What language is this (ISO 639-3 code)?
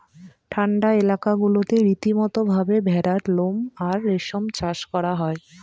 ben